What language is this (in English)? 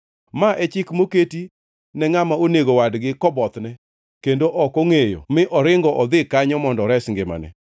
Luo (Kenya and Tanzania)